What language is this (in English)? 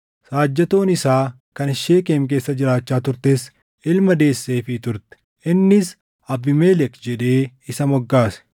Oromo